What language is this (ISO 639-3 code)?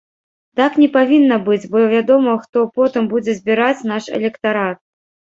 bel